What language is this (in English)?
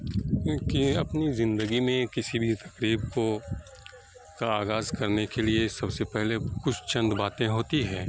Urdu